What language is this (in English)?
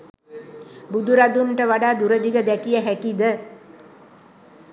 Sinhala